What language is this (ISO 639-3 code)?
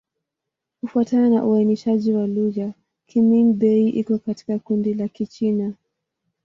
swa